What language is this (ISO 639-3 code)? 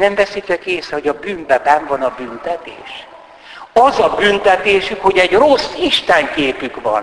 hun